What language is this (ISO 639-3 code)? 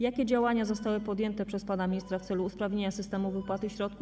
pol